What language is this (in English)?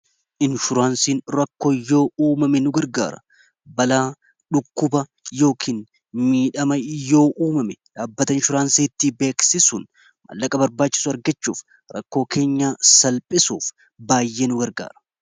Oromo